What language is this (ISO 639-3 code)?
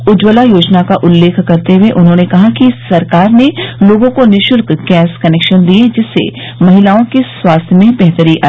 hin